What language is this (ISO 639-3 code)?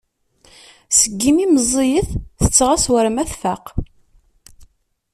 kab